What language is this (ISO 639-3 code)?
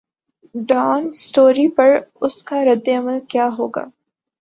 urd